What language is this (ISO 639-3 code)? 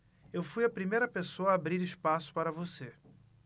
por